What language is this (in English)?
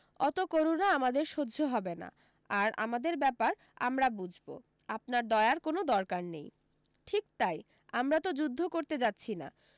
Bangla